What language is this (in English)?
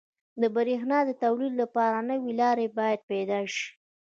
Pashto